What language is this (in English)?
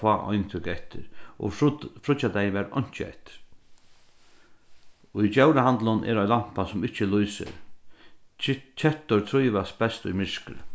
Faroese